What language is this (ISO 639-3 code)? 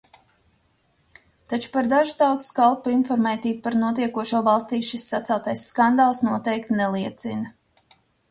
lav